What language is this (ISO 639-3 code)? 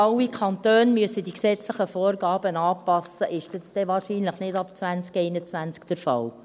gsw